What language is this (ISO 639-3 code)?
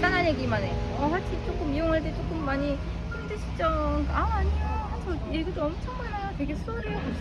kor